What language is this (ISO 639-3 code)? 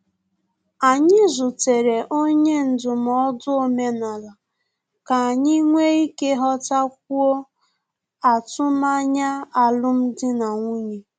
ibo